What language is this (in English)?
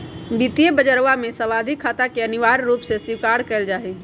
Magahi